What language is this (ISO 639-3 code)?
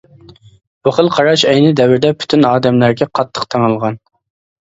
uig